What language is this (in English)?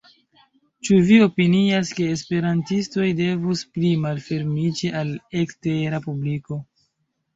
Esperanto